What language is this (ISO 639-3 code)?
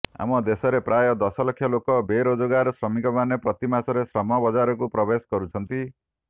ori